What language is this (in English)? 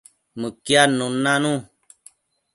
Matsés